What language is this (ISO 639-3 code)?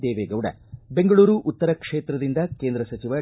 kan